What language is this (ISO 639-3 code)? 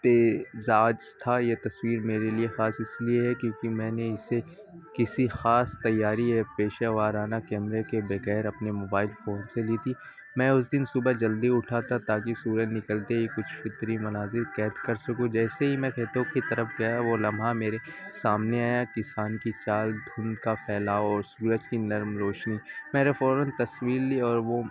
urd